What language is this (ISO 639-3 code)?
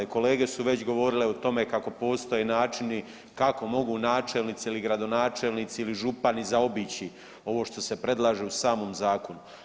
hrv